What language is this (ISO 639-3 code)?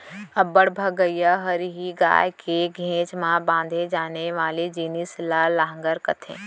hne